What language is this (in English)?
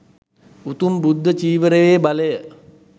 Sinhala